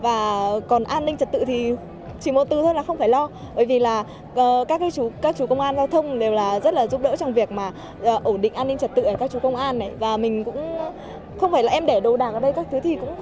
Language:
Vietnamese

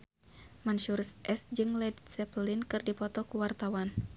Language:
Sundanese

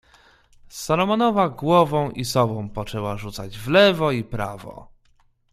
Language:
Polish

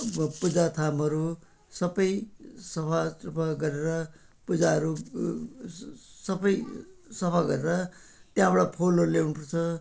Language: Nepali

